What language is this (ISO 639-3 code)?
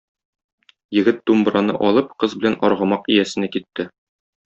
tat